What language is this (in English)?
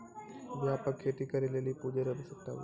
Maithili